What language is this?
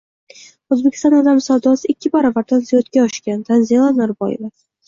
Uzbek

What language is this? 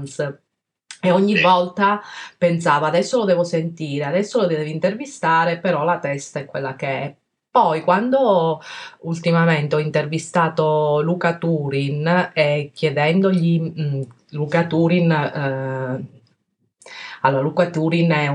Italian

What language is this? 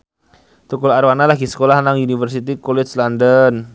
Javanese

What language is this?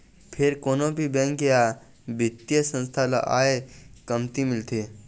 Chhattisgarhi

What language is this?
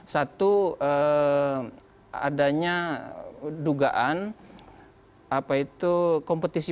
Indonesian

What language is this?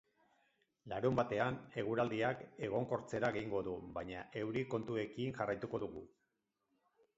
Basque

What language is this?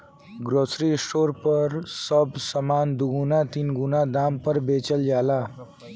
Bhojpuri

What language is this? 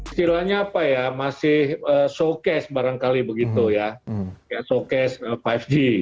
Indonesian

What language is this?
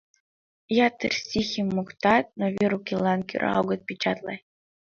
Mari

